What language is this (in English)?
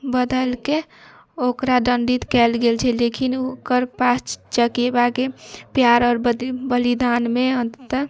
Maithili